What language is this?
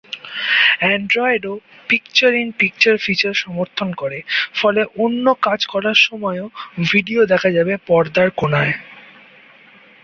Bangla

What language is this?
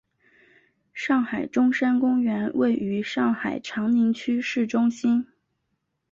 Chinese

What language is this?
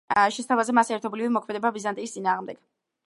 Georgian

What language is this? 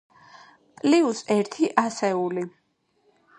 Georgian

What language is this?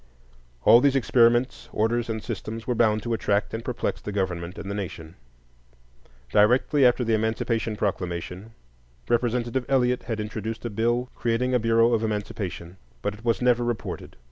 English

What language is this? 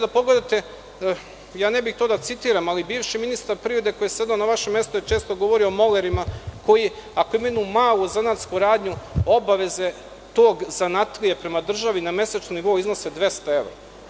Serbian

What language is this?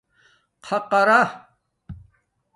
Domaaki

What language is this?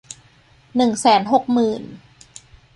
Thai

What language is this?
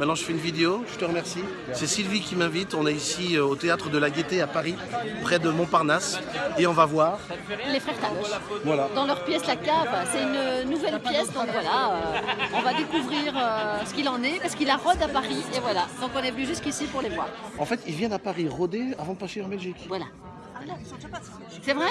French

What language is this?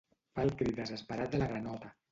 Catalan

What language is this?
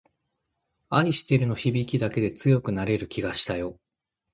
Japanese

